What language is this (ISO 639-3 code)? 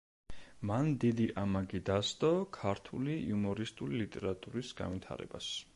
kat